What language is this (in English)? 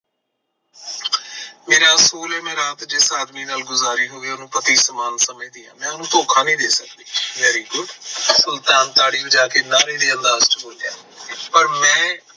Punjabi